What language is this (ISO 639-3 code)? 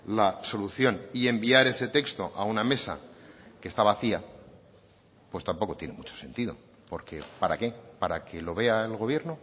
spa